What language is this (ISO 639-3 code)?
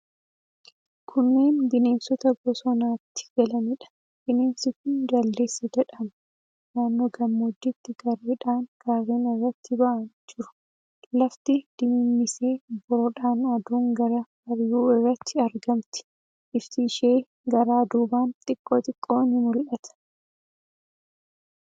orm